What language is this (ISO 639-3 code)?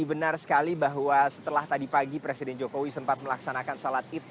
ind